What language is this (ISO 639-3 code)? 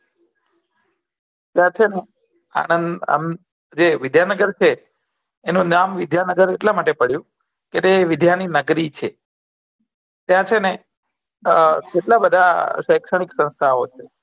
guj